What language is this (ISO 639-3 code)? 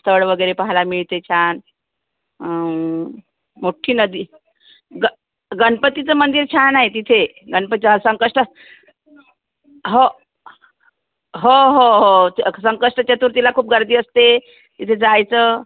mar